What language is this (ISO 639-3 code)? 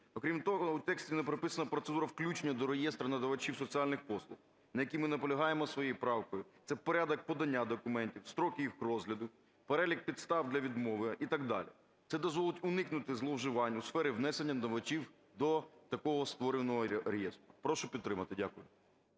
ukr